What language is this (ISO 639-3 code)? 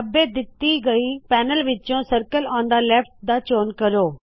pan